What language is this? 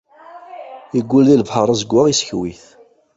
Kabyle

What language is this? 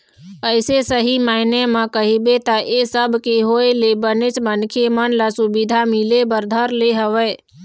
Chhattisgarhi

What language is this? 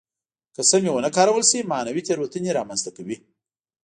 Pashto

